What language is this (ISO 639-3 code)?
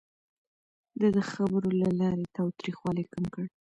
pus